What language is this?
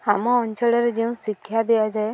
Odia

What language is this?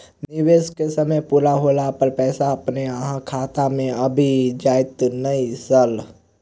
Maithili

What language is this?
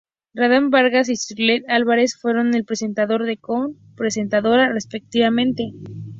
Spanish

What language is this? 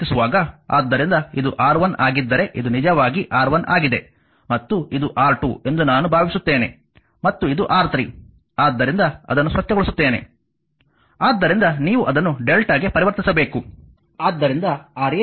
Kannada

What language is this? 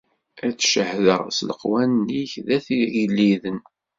Kabyle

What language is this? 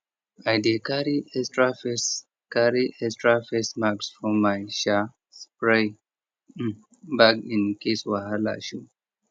Nigerian Pidgin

